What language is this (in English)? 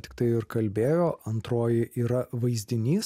Lithuanian